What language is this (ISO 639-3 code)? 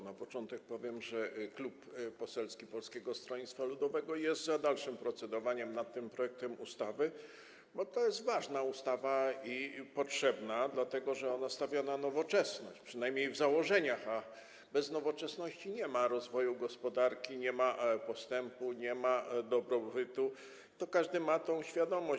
pol